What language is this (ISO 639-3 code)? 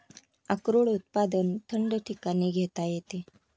mar